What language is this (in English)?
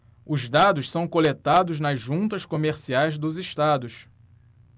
Portuguese